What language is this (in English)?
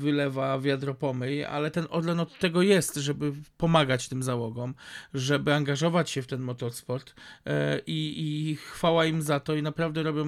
Polish